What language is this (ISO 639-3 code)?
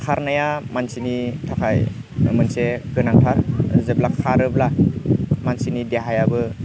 brx